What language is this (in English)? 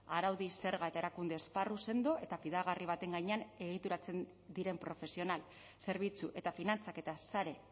Basque